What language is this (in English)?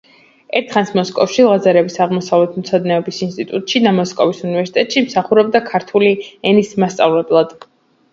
Georgian